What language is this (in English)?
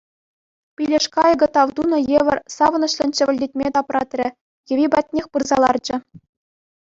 Chuvash